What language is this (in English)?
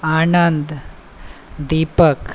Maithili